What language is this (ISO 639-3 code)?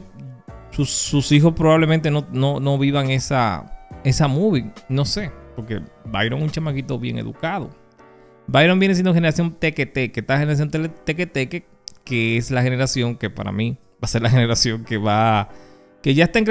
spa